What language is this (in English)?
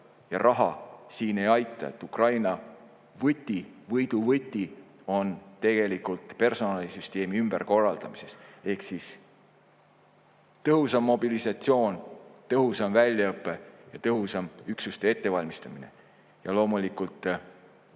Estonian